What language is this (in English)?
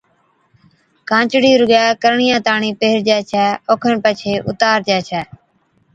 Od